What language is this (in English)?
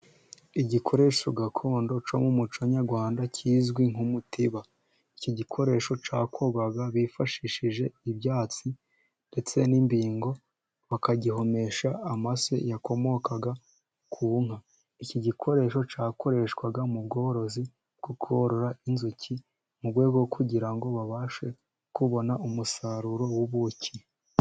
Kinyarwanda